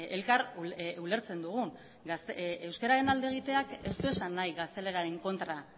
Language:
Basque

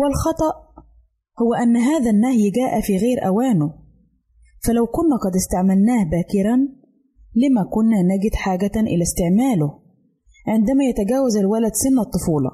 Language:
Arabic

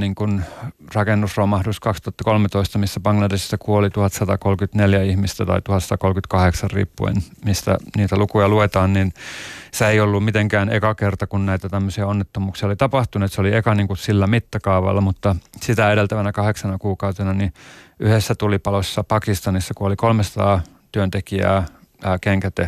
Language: Finnish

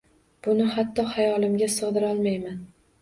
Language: Uzbek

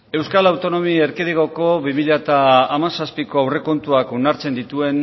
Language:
Basque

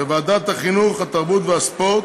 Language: Hebrew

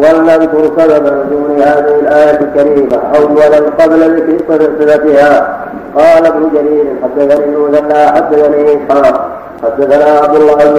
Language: Arabic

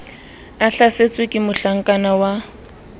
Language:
Southern Sotho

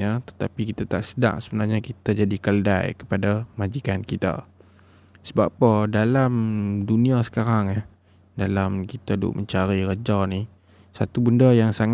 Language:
Malay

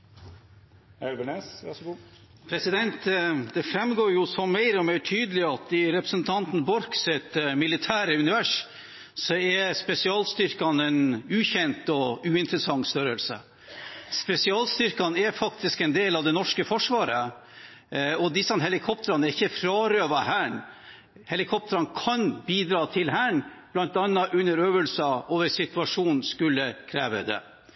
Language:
Norwegian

